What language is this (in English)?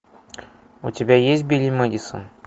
Russian